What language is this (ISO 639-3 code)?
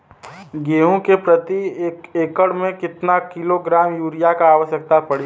bho